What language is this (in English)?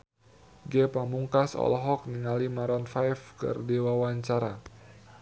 Sundanese